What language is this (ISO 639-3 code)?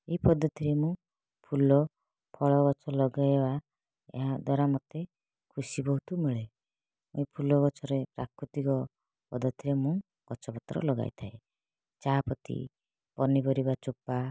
ori